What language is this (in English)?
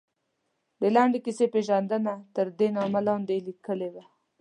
Pashto